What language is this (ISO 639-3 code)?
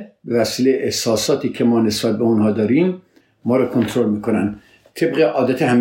fas